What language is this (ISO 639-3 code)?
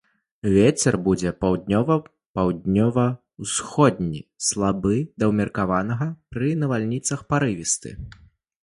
bel